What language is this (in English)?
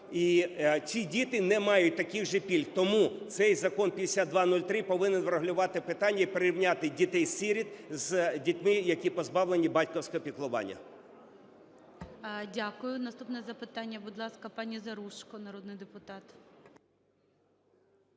Ukrainian